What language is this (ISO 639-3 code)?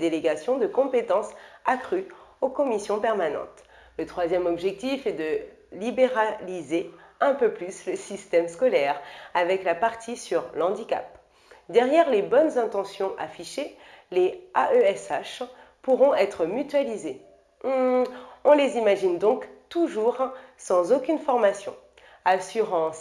fra